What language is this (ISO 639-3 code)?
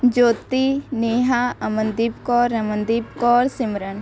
pan